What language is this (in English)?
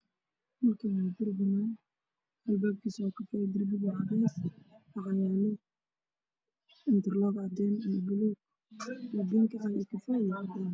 Somali